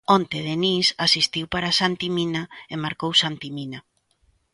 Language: Galician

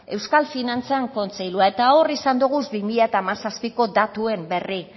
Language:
Basque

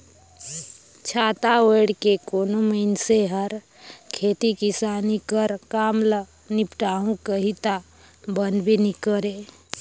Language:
Chhattisgarhi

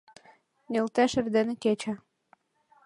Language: Mari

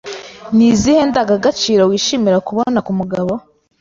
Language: Kinyarwanda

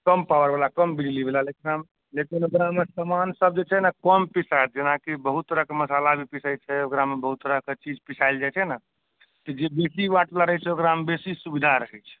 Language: Maithili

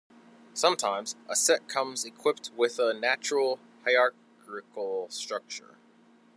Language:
English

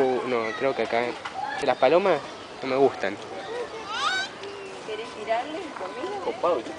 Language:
Spanish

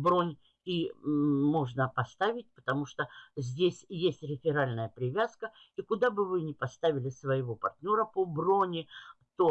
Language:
Russian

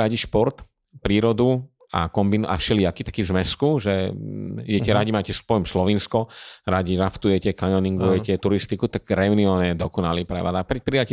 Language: Slovak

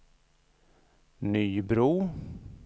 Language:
Swedish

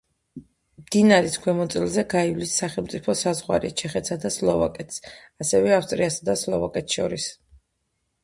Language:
Georgian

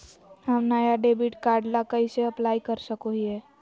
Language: Magahi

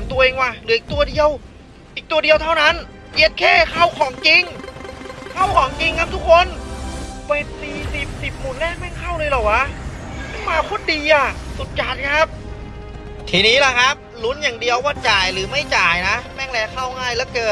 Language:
Thai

